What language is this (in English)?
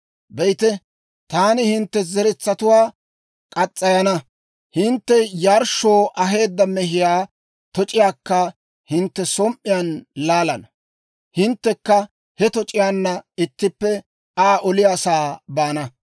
Dawro